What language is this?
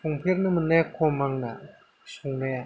Bodo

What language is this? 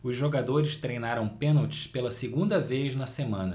Portuguese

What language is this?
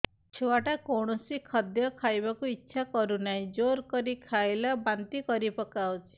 Odia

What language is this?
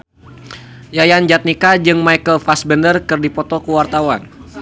Sundanese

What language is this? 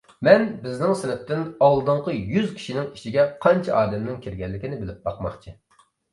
Uyghur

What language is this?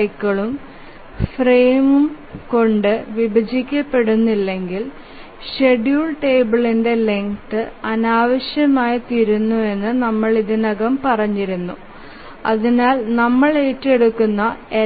Malayalam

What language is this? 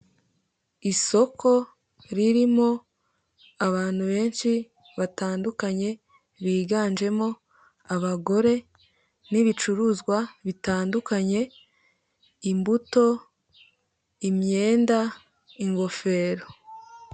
Kinyarwanda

